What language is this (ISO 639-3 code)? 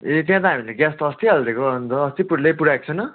nep